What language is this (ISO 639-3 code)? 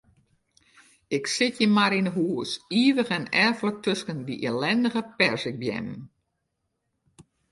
fry